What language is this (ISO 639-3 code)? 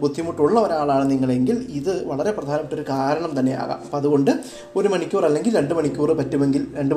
mal